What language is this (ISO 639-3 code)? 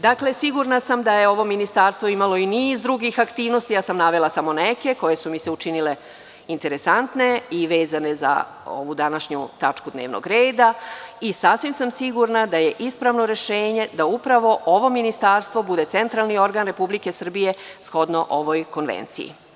srp